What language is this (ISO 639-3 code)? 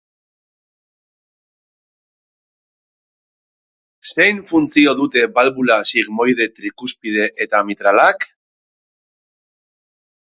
eus